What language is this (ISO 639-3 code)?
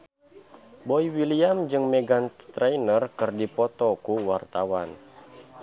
sun